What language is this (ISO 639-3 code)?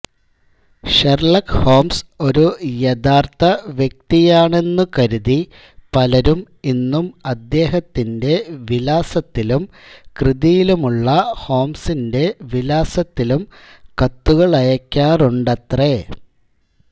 mal